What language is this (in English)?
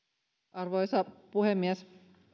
Finnish